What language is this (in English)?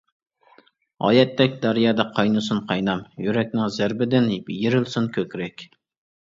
Uyghur